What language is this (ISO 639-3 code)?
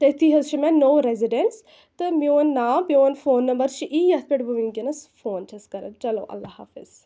kas